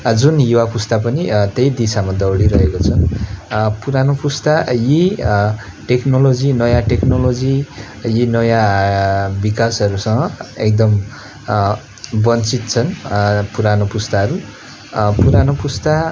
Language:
Nepali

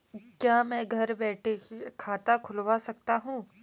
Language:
Hindi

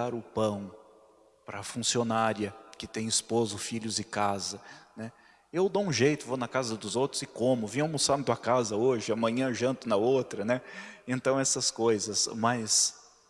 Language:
Portuguese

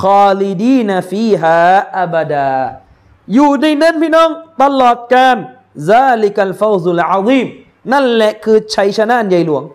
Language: Thai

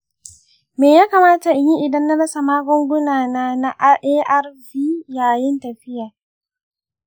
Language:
Hausa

